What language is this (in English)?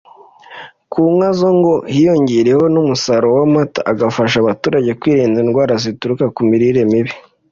Kinyarwanda